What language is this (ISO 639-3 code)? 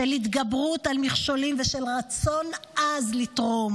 heb